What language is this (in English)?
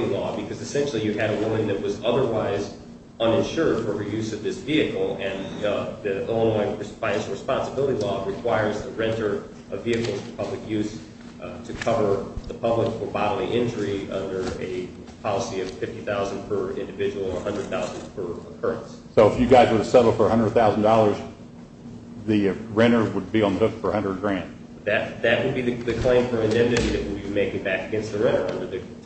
English